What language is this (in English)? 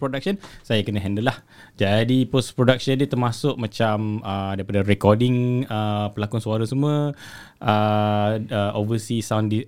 Malay